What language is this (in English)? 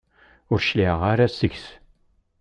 Kabyle